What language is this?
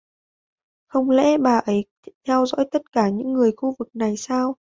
Vietnamese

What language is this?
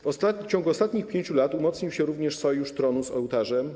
Polish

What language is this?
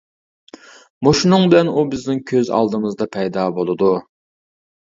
Uyghur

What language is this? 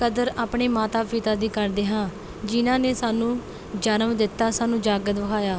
Punjabi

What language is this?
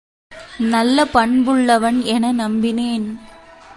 Tamil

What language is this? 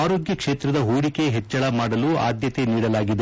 Kannada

